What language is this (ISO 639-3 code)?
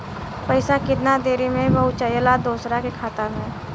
bho